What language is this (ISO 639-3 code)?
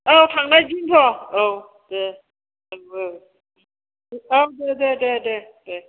brx